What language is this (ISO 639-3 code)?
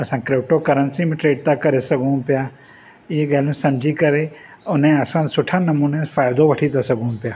snd